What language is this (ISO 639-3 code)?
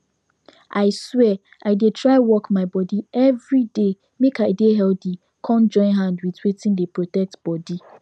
pcm